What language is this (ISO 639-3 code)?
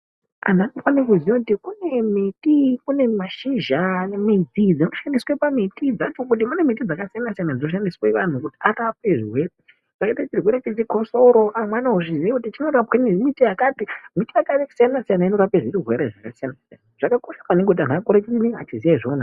ndc